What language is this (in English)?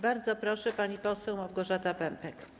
Polish